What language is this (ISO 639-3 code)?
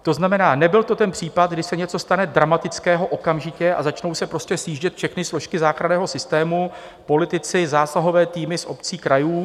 ces